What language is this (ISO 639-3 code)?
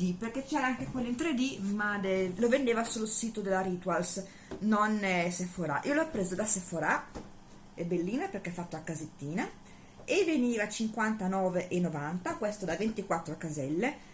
ita